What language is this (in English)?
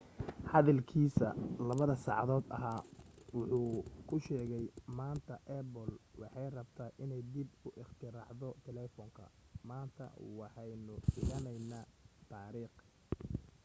Somali